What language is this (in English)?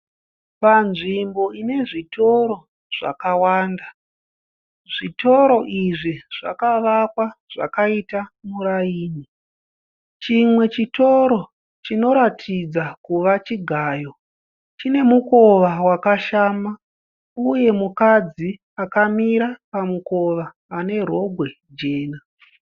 Shona